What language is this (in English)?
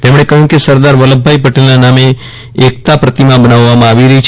Gujarati